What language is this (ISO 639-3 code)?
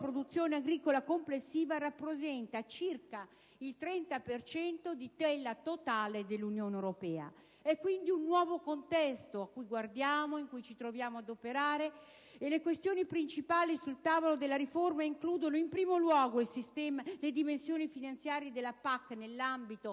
ita